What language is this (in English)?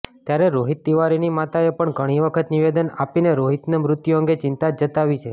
Gujarati